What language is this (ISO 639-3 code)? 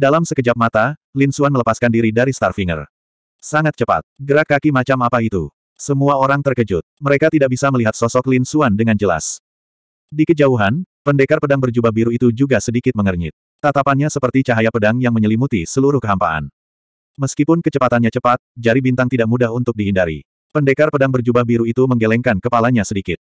ind